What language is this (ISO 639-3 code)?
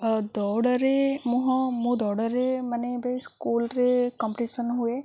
ori